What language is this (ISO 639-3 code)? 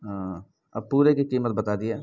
urd